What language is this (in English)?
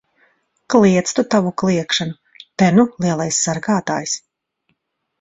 Latvian